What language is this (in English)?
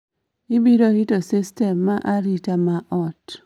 Luo (Kenya and Tanzania)